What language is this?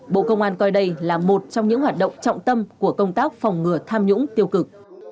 Vietnamese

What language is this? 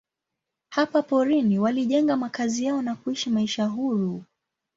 Swahili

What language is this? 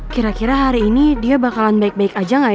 Indonesian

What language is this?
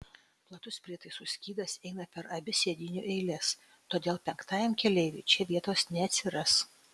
Lithuanian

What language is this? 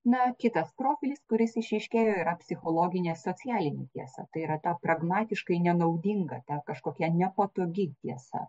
Lithuanian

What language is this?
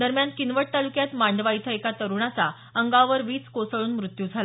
Marathi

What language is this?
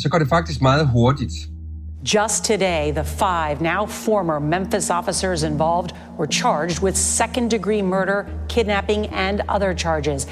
Danish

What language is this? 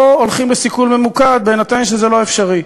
Hebrew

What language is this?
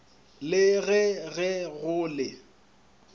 Northern Sotho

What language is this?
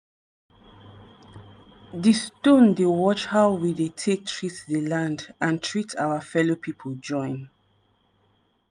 Nigerian Pidgin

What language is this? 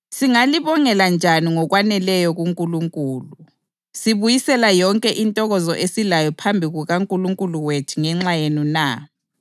North Ndebele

